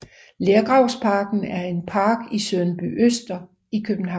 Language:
Danish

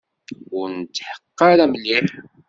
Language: Kabyle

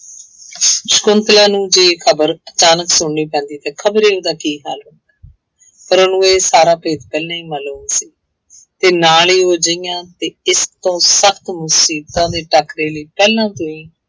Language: Punjabi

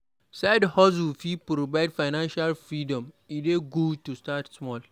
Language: Nigerian Pidgin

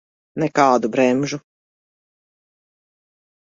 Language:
Latvian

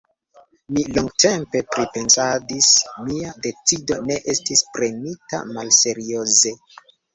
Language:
Esperanto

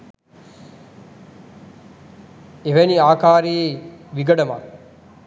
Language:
Sinhala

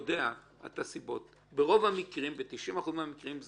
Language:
Hebrew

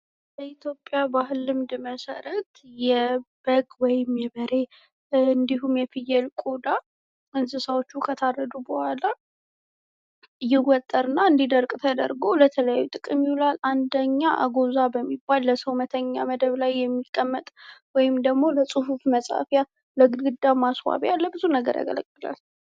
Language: Amharic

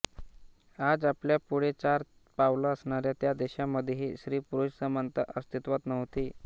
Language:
Marathi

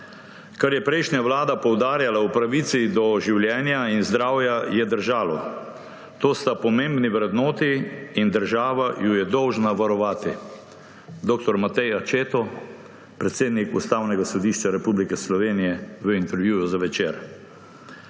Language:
Slovenian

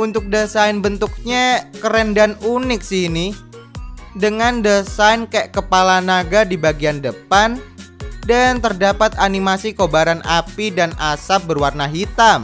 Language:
Indonesian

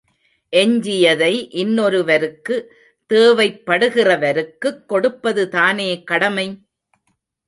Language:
Tamil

